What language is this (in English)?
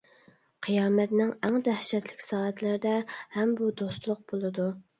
Uyghur